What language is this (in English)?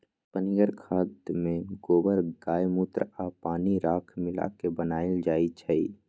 Magahi